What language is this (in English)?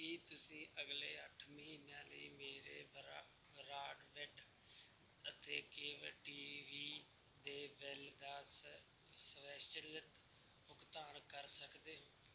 Punjabi